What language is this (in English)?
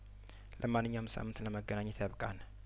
Amharic